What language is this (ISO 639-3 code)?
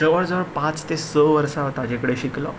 kok